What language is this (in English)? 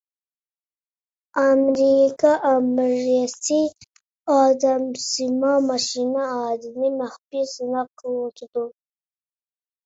Uyghur